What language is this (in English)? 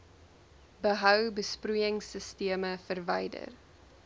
Afrikaans